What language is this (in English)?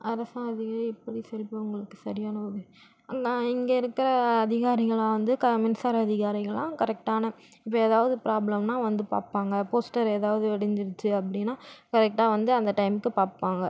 Tamil